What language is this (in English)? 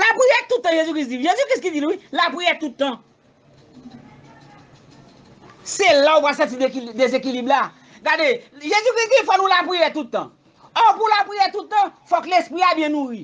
French